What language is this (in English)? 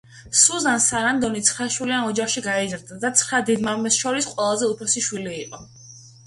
Georgian